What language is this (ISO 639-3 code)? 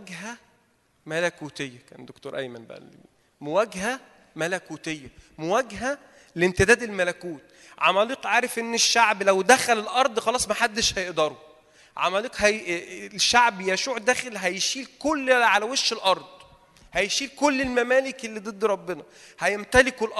ara